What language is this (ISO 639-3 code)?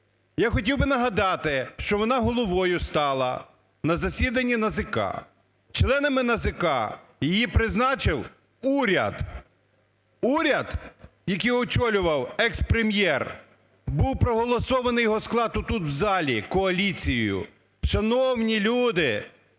ukr